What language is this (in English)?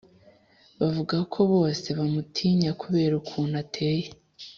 Kinyarwanda